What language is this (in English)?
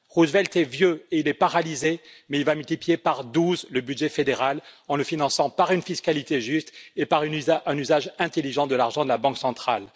French